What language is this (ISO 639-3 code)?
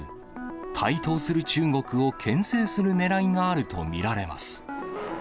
jpn